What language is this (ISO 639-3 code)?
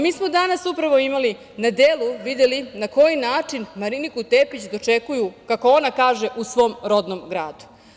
srp